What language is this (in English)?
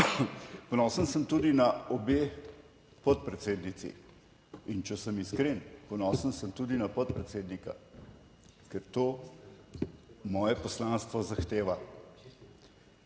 Slovenian